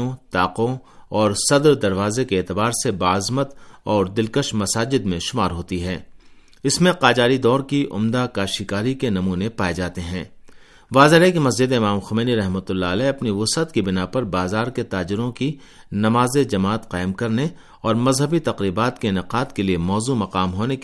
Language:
Urdu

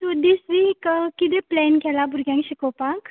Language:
Konkani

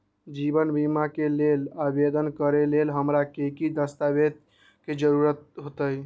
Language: Magahi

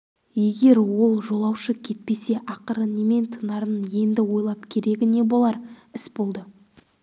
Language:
Kazakh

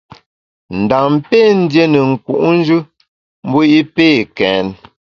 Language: Bamun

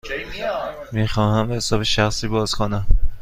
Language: Persian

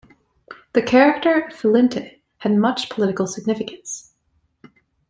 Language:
English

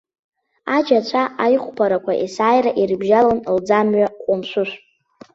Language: Abkhazian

